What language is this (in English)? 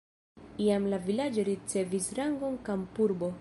Esperanto